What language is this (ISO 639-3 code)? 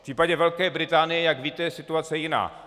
ces